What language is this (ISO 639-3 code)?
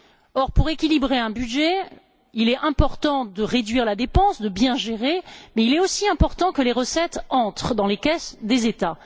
fra